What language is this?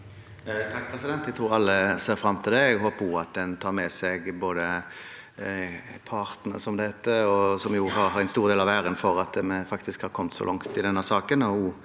Norwegian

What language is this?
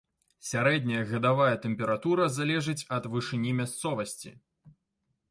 Belarusian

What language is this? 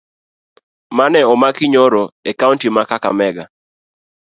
Luo (Kenya and Tanzania)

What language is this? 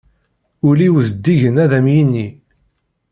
Kabyle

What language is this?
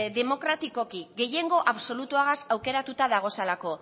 Basque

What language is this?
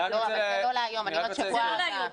Hebrew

